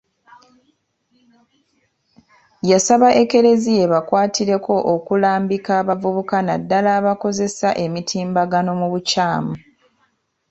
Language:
Ganda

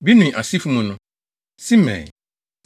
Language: Akan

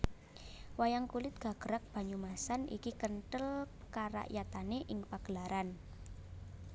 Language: Javanese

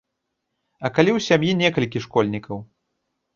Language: Belarusian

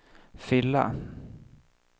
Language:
Swedish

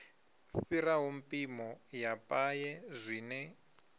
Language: Venda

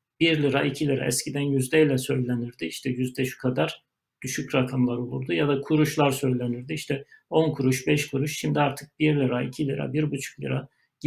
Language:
Turkish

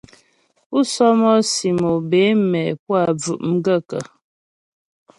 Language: Ghomala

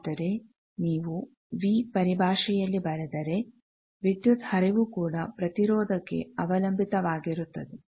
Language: Kannada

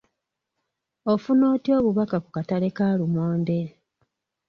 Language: Ganda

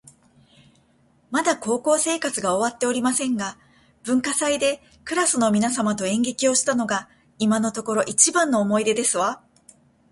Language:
Japanese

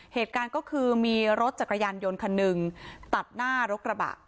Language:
Thai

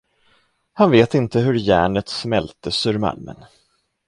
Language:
Swedish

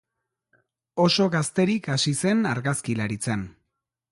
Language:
Basque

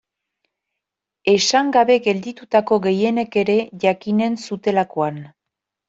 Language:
Basque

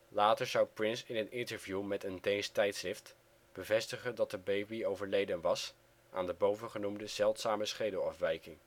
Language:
Dutch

